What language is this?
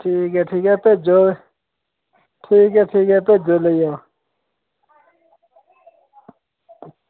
Dogri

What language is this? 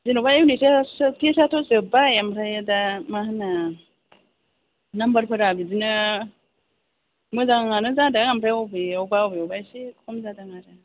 Bodo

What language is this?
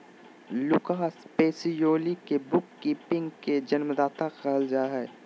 Magahi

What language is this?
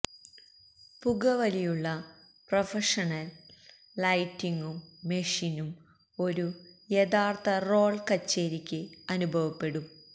Malayalam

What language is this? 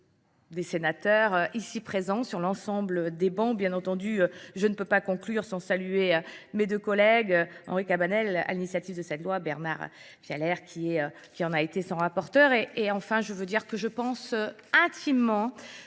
French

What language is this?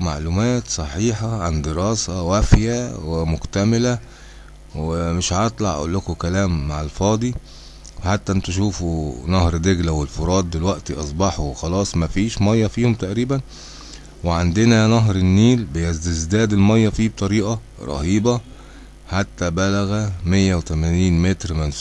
Arabic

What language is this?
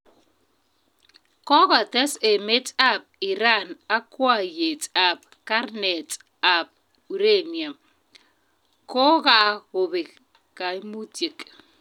Kalenjin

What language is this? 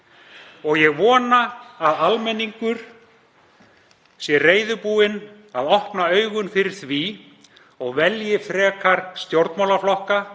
Icelandic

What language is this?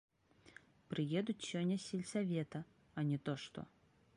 Belarusian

